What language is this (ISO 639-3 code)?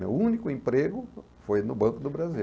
por